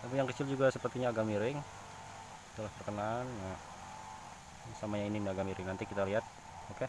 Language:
Indonesian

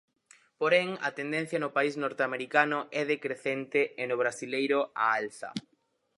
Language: Galician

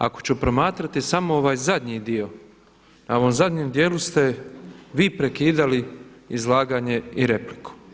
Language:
Croatian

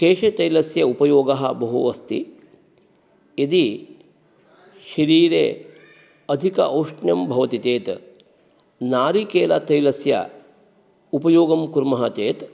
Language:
Sanskrit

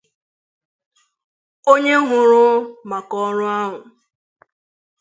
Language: Igbo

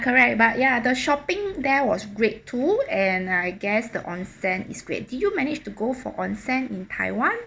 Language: English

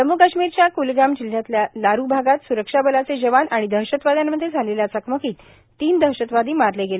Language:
Marathi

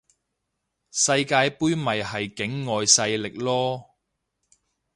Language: Cantonese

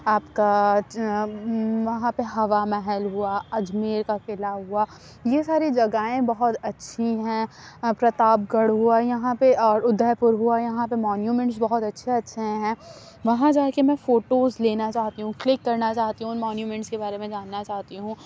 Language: Urdu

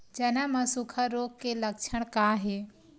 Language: Chhattisgarhi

